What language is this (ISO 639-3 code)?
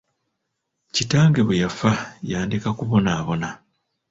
lug